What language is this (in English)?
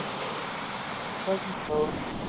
Punjabi